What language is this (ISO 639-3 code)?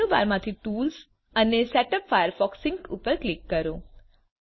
guj